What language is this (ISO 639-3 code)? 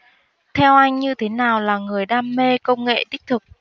vie